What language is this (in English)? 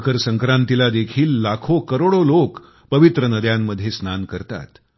Marathi